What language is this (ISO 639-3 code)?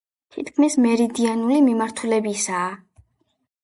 kat